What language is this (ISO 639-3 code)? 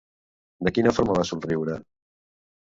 cat